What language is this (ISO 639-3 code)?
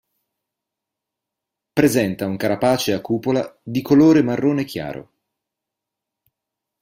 ita